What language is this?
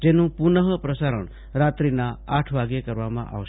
Gujarati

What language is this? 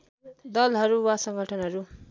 Nepali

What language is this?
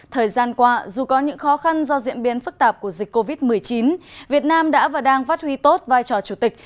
Vietnamese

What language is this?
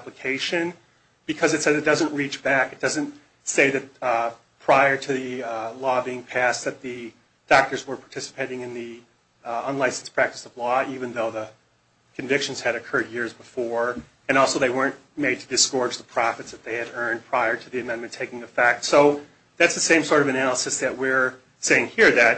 English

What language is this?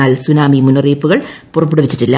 Malayalam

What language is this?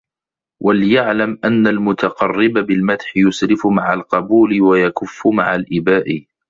Arabic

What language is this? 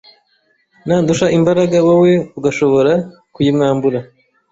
Kinyarwanda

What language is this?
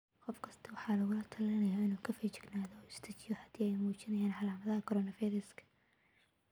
Somali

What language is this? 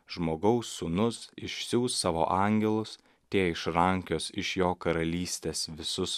Lithuanian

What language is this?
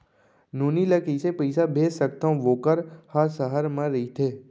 Chhattisgarhi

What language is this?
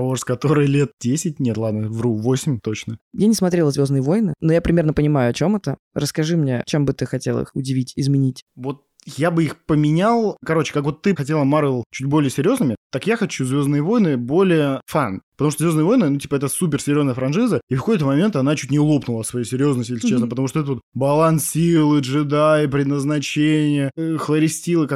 Russian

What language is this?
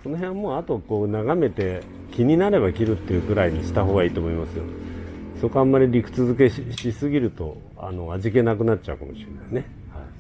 Japanese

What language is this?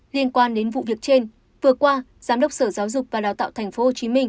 Vietnamese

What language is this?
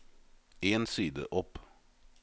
Norwegian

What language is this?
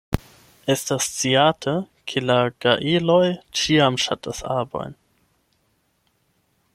Esperanto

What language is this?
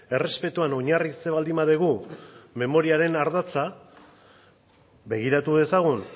Basque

